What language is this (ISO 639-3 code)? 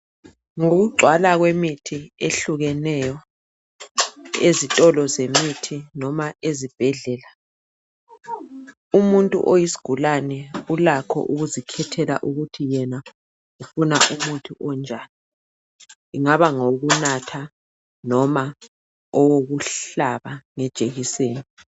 nde